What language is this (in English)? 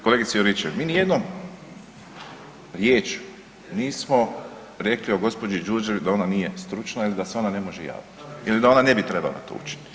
Croatian